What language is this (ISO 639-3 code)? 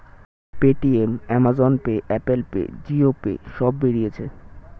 ben